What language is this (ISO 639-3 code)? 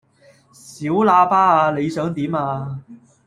yue